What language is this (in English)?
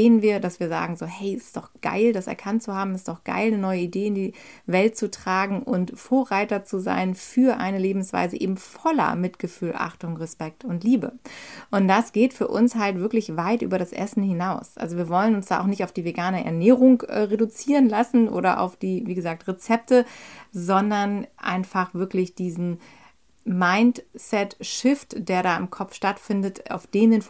German